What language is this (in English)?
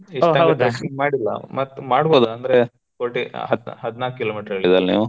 Kannada